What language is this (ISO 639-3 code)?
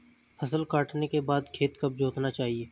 hin